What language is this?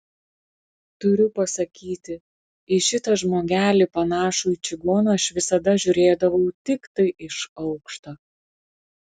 Lithuanian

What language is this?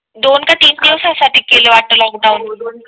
Marathi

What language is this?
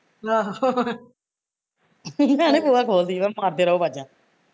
Punjabi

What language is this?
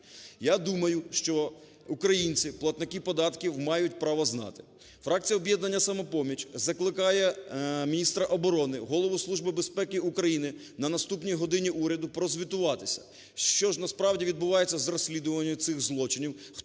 Ukrainian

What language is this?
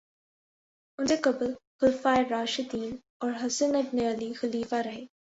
Urdu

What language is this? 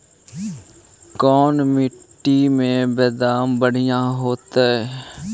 Magahi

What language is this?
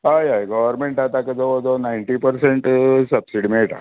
Konkani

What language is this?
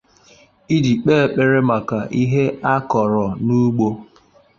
Igbo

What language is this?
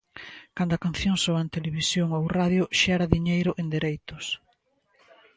Galician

